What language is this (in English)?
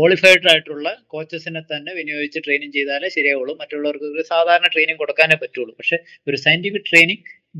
Malayalam